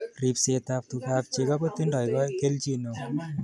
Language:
Kalenjin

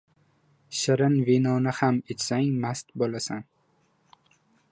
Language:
Uzbek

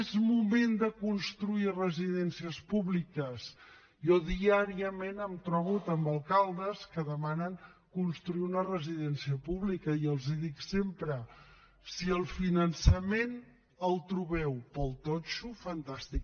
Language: Catalan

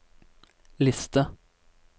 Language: Norwegian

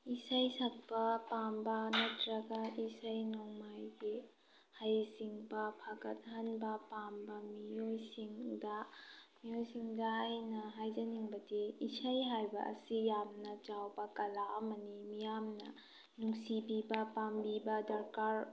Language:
Manipuri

